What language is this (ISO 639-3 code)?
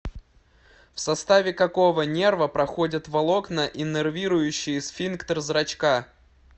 rus